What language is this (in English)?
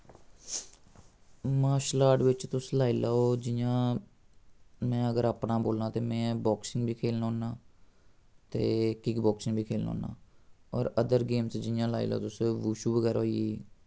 Dogri